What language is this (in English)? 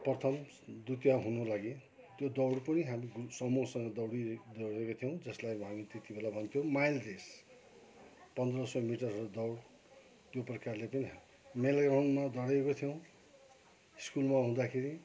Nepali